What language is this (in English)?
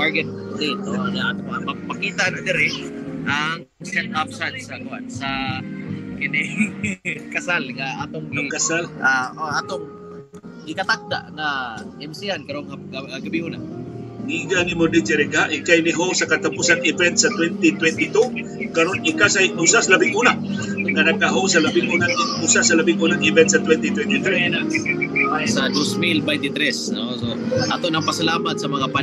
Filipino